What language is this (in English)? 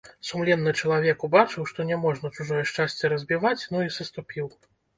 Belarusian